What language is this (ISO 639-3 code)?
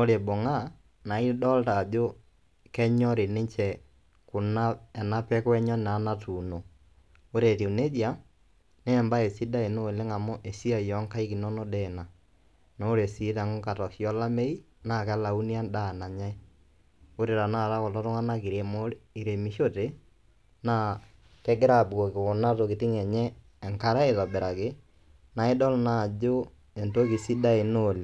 mas